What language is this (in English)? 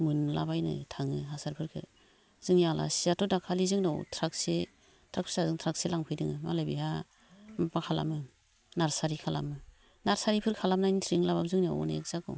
Bodo